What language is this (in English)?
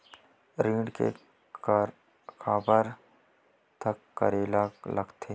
Chhattisgarhi